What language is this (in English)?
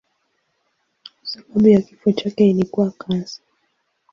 Swahili